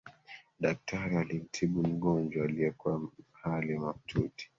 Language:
Swahili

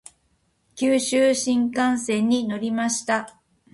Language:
Japanese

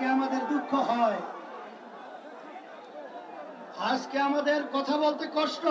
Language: Arabic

